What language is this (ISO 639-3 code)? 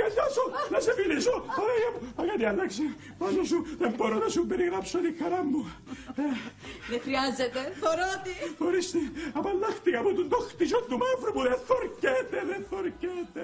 ell